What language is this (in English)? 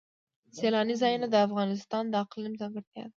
Pashto